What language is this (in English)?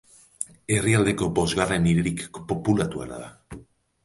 Basque